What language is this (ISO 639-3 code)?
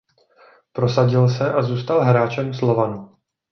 ces